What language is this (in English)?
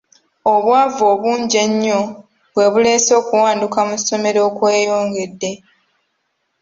Ganda